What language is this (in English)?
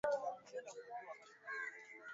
Swahili